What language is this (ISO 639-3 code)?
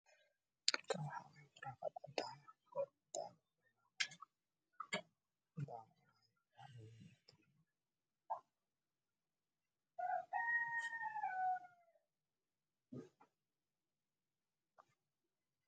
som